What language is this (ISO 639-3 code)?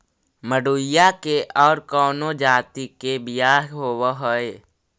mag